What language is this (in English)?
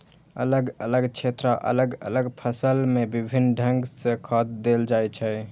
Maithili